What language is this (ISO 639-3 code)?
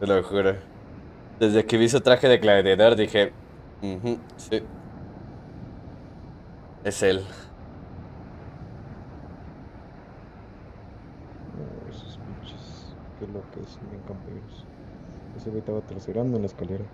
spa